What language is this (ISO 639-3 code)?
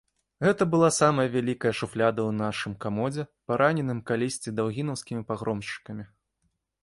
bel